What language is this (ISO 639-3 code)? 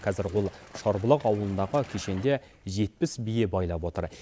kaz